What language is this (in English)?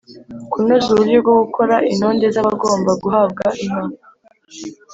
Kinyarwanda